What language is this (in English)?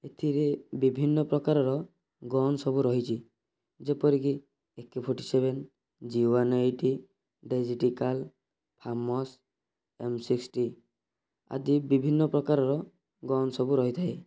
Odia